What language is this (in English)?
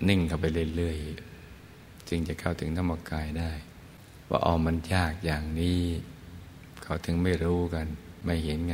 Thai